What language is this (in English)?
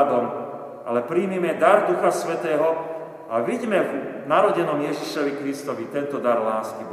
Slovak